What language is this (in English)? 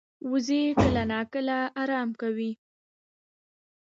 Pashto